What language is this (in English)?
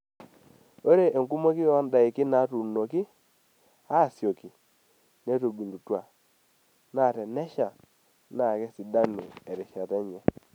Masai